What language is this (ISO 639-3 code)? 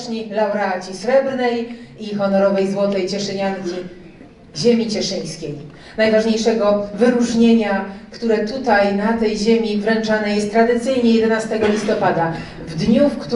pol